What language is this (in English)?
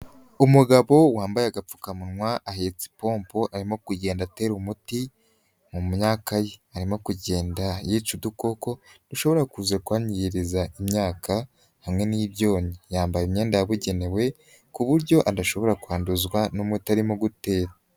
Kinyarwanda